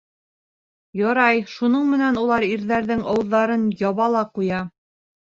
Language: Bashkir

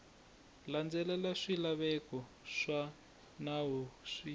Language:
Tsonga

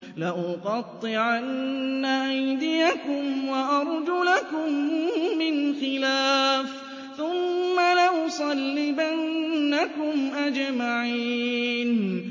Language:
Arabic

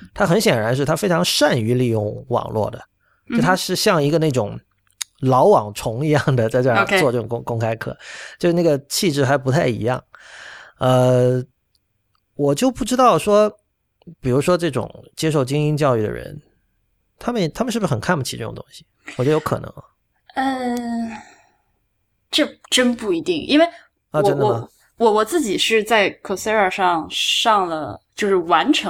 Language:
Chinese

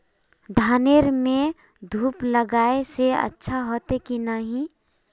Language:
Magahi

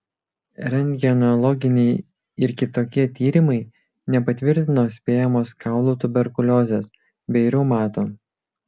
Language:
Lithuanian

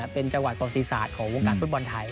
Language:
Thai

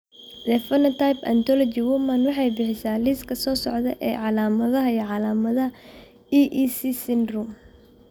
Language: Somali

